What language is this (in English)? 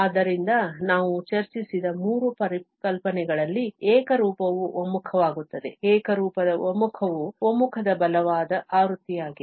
Kannada